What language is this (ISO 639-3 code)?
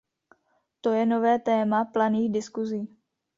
ces